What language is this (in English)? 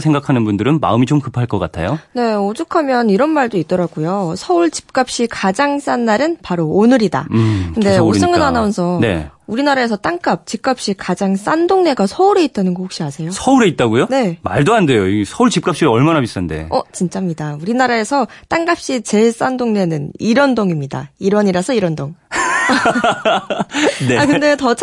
Korean